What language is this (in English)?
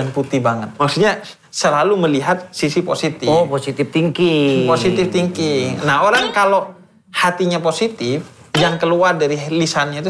Indonesian